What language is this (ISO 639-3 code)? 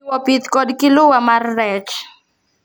luo